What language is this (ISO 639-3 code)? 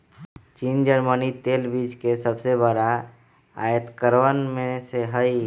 mag